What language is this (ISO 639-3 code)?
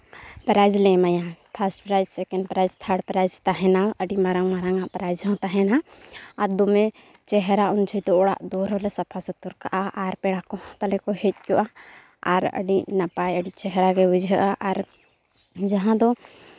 sat